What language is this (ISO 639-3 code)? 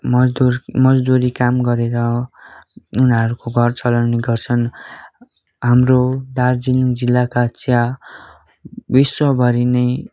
nep